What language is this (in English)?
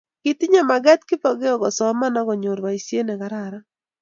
Kalenjin